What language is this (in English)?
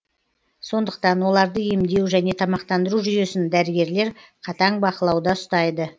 Kazakh